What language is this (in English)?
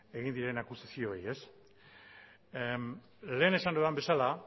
Basque